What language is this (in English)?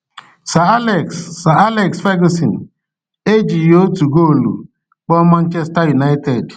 Igbo